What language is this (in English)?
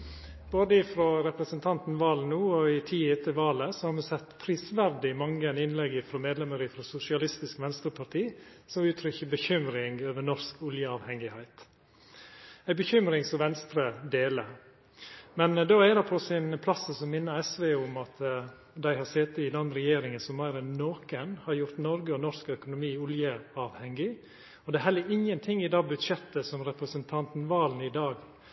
Norwegian Nynorsk